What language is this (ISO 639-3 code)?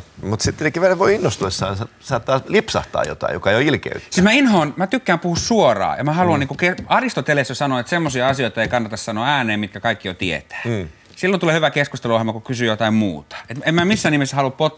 fin